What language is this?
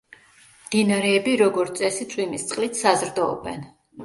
Georgian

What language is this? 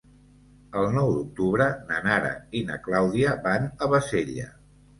Catalan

